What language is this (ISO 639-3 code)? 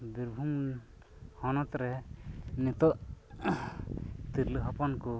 sat